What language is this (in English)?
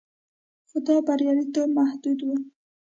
Pashto